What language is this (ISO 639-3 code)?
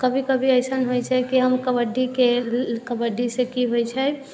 mai